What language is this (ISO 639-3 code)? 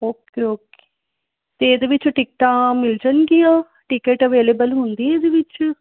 pan